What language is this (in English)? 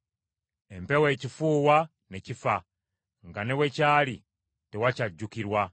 Ganda